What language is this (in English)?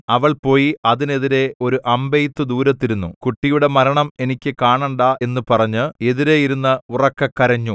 Malayalam